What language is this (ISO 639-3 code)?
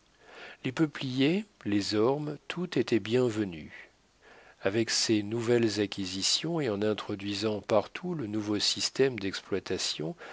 fra